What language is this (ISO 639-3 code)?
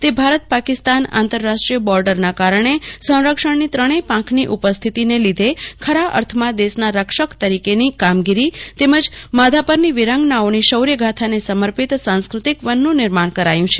guj